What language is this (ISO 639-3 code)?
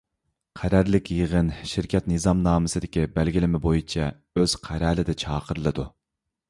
uig